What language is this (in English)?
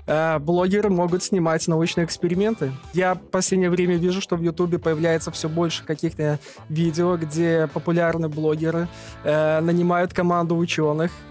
Russian